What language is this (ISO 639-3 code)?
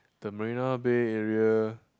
eng